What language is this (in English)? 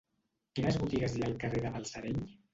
Catalan